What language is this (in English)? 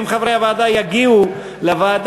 Hebrew